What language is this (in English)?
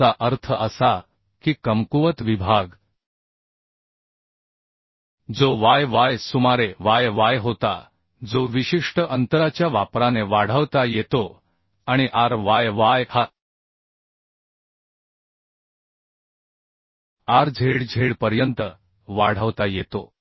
Marathi